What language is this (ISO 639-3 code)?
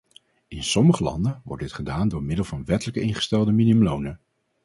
nld